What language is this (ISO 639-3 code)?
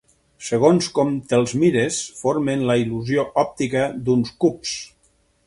cat